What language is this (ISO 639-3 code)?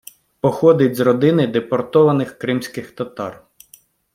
ukr